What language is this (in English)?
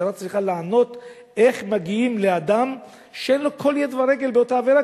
Hebrew